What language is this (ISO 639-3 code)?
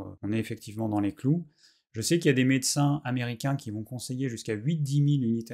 fra